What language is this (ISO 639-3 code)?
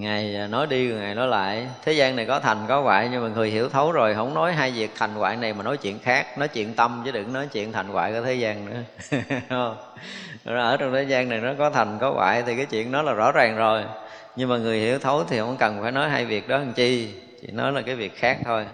vie